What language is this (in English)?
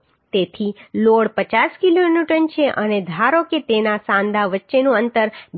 Gujarati